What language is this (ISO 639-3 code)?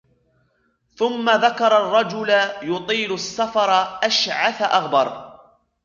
ara